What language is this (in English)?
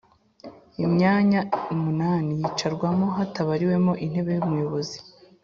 Kinyarwanda